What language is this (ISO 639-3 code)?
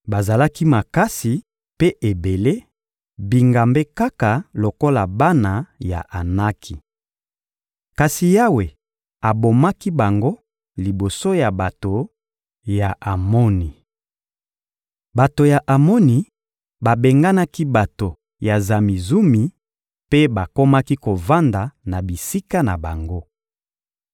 lin